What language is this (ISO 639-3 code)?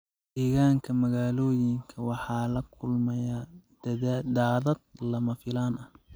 som